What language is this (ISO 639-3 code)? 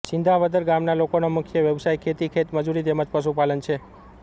guj